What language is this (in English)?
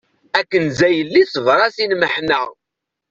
Kabyle